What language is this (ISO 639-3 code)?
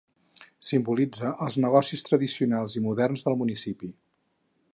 cat